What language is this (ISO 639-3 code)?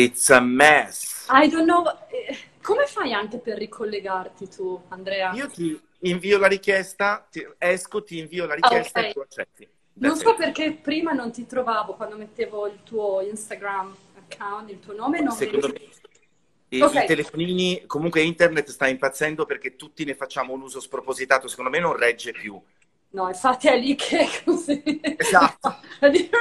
ita